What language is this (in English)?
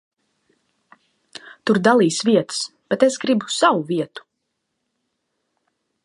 Latvian